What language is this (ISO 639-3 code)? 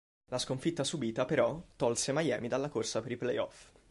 ita